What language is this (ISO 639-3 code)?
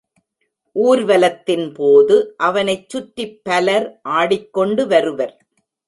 tam